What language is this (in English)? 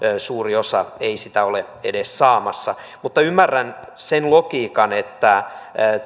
Finnish